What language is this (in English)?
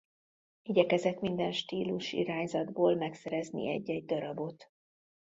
Hungarian